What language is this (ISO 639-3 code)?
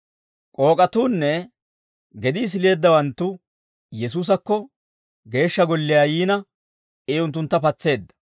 dwr